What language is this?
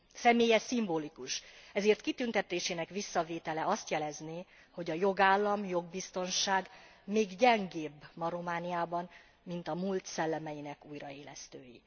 Hungarian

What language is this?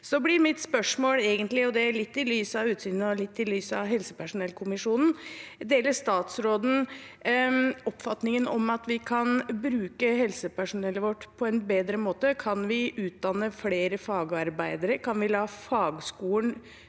Norwegian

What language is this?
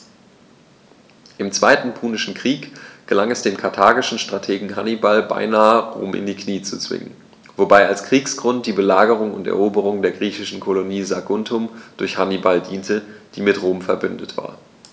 German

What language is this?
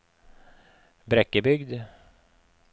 Norwegian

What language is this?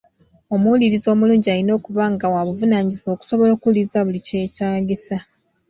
Ganda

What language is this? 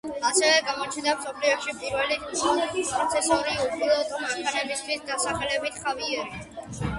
Georgian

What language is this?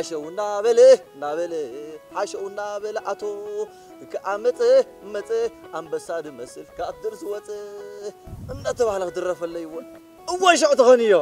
Arabic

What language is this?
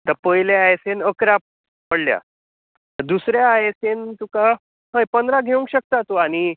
Konkani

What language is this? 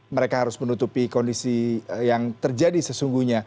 Indonesian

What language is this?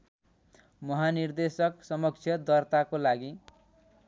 Nepali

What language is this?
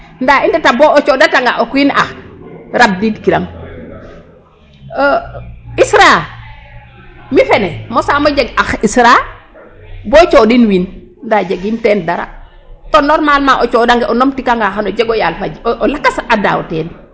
Serer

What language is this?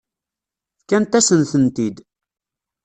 Kabyle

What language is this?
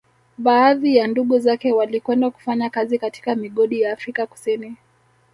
Swahili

